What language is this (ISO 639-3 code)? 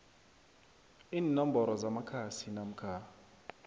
nbl